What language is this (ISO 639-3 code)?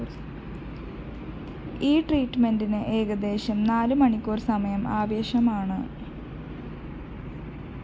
mal